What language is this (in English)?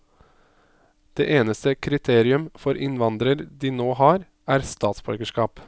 Norwegian